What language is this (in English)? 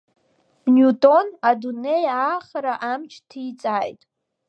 Abkhazian